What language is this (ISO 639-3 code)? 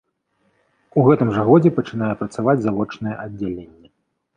bel